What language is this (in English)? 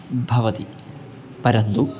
Sanskrit